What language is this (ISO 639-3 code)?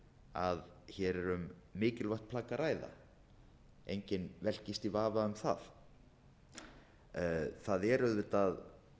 isl